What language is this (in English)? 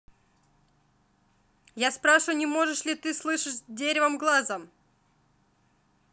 Russian